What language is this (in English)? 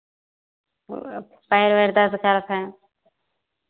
Hindi